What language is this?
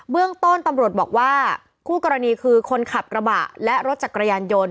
Thai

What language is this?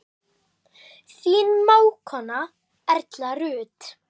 Icelandic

